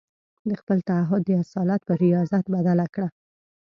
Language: Pashto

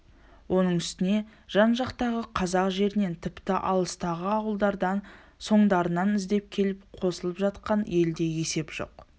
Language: Kazakh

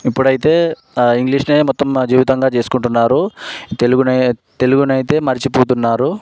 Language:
Telugu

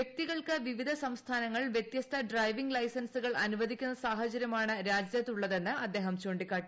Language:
Malayalam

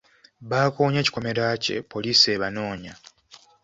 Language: Ganda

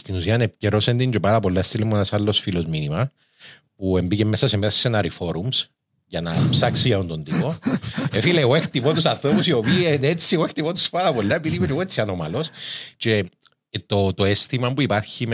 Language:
Greek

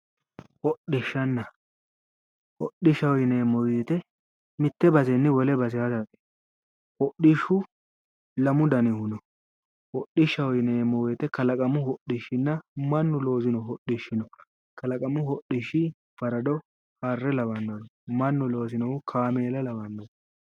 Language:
Sidamo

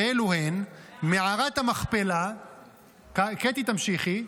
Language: Hebrew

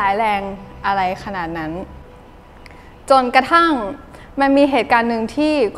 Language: Thai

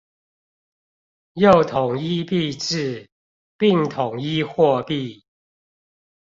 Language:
Chinese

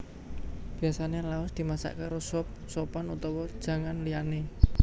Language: Javanese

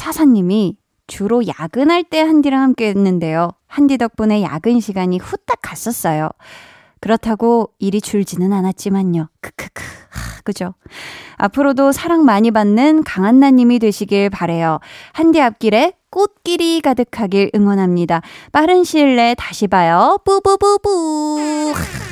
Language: Korean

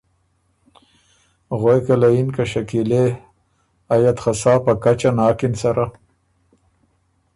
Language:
Ormuri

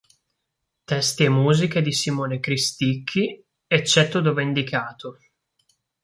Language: Italian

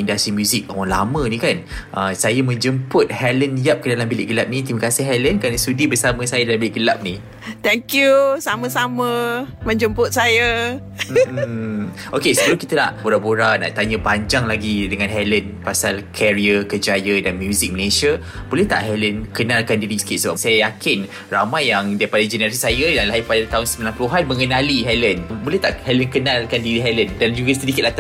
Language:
Malay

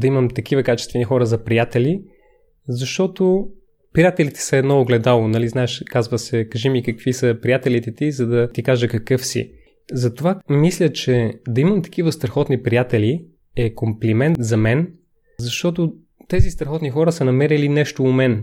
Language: Bulgarian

